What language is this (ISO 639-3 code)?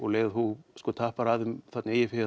isl